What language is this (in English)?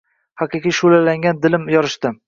Uzbek